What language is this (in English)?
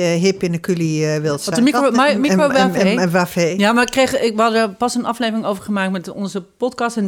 Dutch